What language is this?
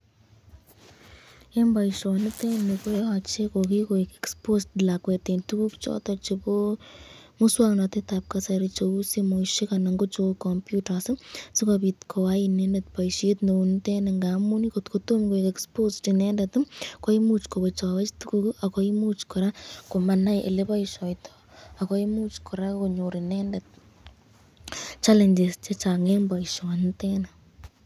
Kalenjin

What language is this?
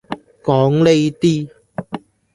Cantonese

